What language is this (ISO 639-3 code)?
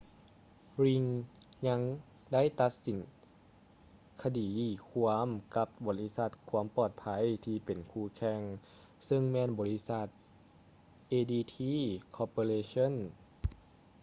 lao